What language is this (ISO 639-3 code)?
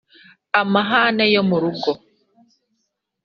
kin